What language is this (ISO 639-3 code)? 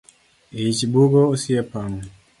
luo